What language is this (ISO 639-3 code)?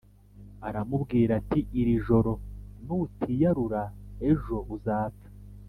kin